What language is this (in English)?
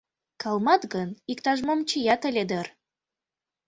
Mari